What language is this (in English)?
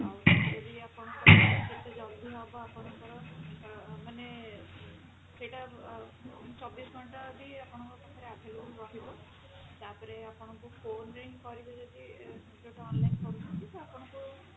Odia